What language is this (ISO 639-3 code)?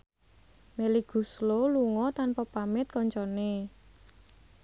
jav